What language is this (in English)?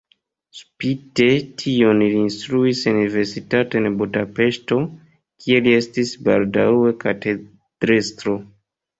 Esperanto